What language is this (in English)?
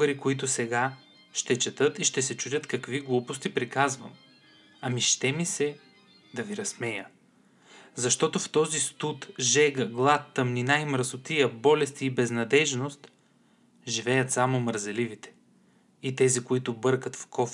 Bulgarian